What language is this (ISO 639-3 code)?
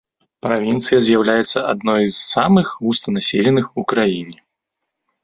bel